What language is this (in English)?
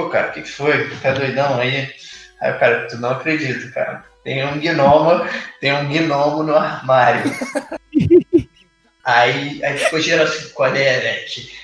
Portuguese